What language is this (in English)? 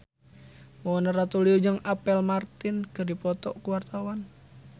Sundanese